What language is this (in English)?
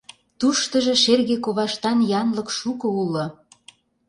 Mari